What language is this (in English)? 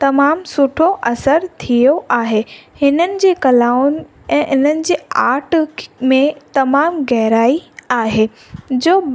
Sindhi